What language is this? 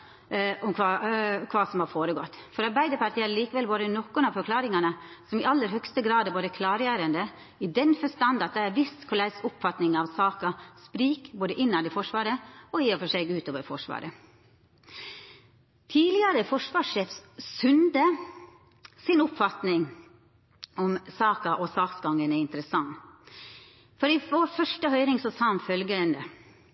Norwegian Nynorsk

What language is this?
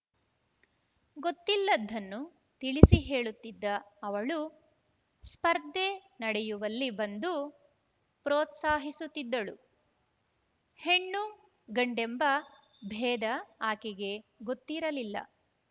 Kannada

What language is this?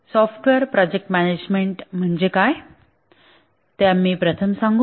Marathi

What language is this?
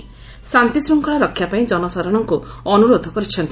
Odia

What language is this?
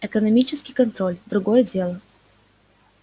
Russian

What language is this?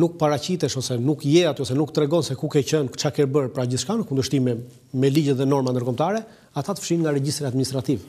Romanian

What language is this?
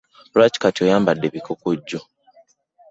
Ganda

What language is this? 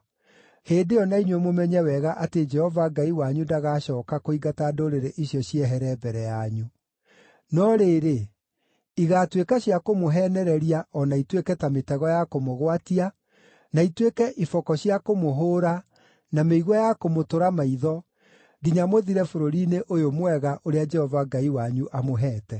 Kikuyu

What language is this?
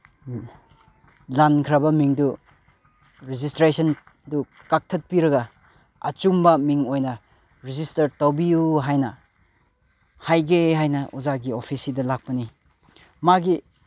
Manipuri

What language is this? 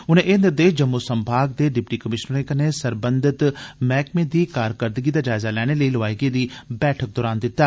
Dogri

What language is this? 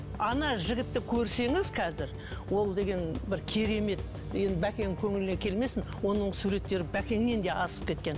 Kazakh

